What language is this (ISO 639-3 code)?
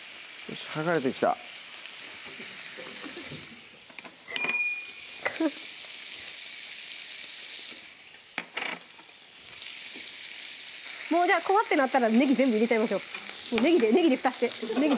jpn